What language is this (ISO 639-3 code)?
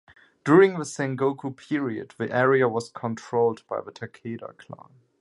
eng